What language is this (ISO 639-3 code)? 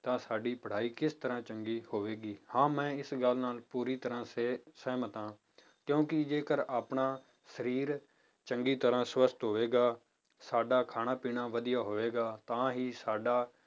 pan